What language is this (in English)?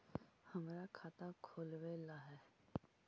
Magahi